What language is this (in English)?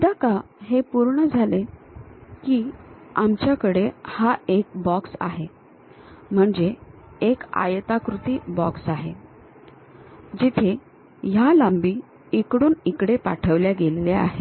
Marathi